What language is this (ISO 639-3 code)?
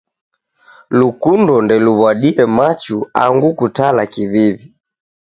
dav